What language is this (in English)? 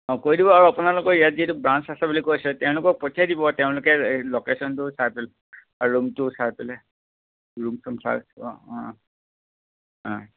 Assamese